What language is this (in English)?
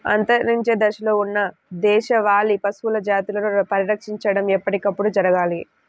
Telugu